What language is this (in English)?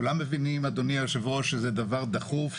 Hebrew